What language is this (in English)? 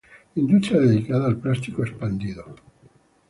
Spanish